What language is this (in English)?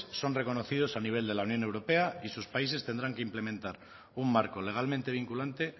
Spanish